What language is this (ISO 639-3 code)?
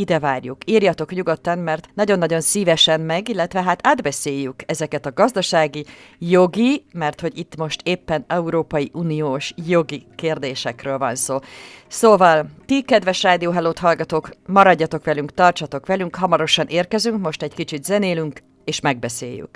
hun